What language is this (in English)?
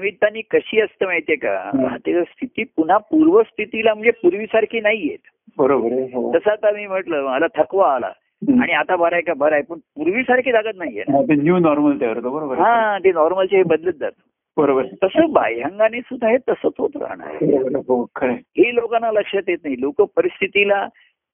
Marathi